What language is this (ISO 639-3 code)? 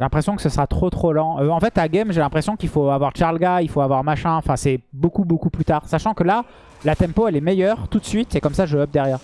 fra